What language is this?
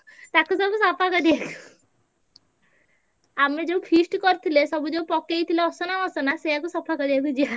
Odia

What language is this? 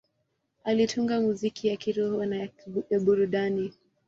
Swahili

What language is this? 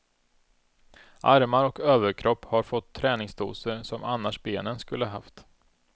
Swedish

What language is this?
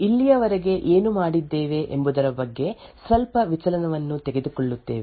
Kannada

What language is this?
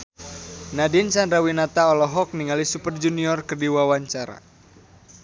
Sundanese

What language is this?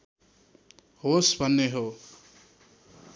Nepali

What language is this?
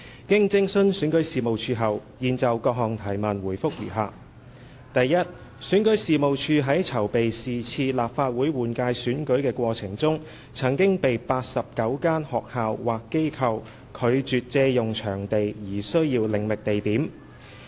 Cantonese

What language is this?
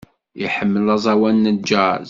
Kabyle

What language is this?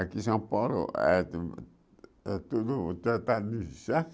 Portuguese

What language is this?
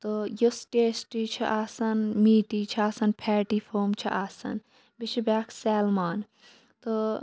Kashmiri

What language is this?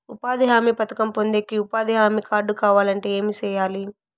Telugu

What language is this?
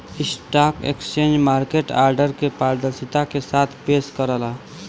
Bhojpuri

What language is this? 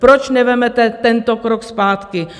Czech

